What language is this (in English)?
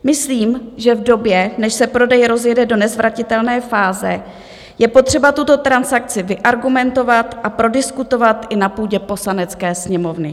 Czech